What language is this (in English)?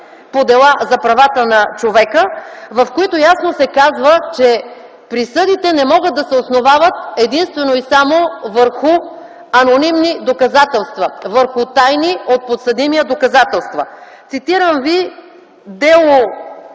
Bulgarian